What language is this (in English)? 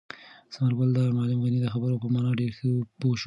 Pashto